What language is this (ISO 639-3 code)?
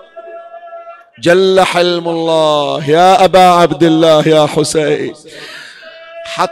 ara